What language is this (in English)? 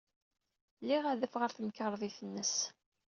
Kabyle